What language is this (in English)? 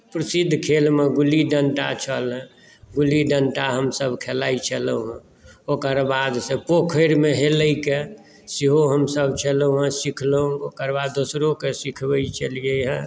Maithili